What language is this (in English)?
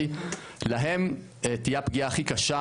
Hebrew